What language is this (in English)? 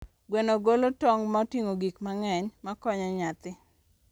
Luo (Kenya and Tanzania)